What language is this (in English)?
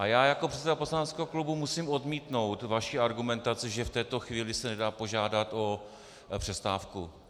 Czech